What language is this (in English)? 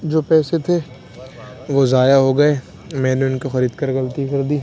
Urdu